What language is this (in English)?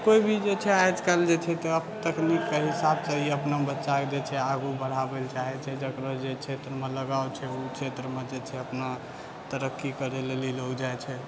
Maithili